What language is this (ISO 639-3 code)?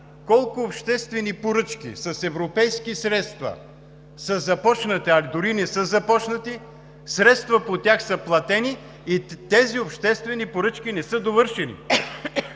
bul